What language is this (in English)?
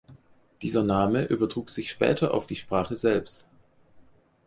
German